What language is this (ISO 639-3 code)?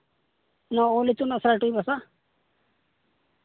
sat